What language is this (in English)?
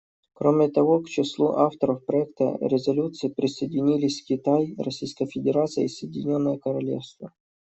Russian